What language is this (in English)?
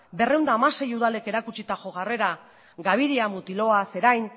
Basque